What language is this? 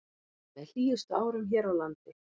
Icelandic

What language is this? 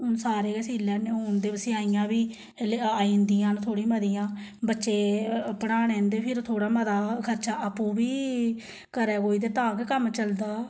Dogri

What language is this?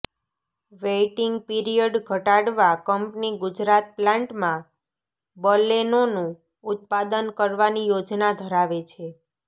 Gujarati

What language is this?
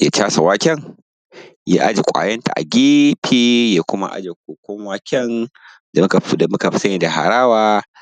Hausa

